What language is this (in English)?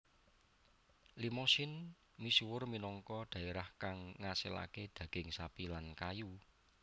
Javanese